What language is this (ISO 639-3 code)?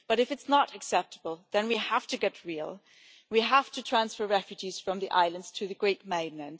eng